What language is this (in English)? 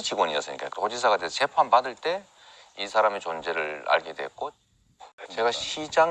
Korean